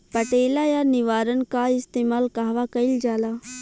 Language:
Bhojpuri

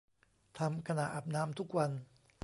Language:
Thai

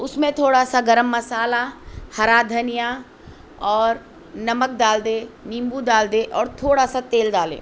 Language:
Urdu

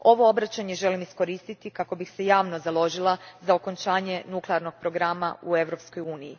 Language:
Croatian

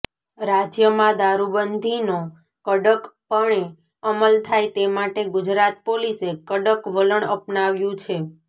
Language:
Gujarati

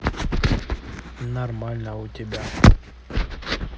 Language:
Russian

